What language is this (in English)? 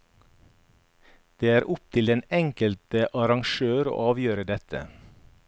Norwegian